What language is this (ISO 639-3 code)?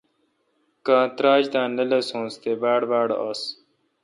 xka